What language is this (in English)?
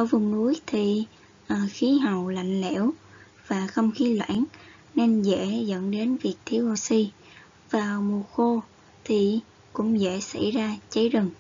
Vietnamese